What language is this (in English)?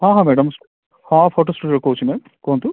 Odia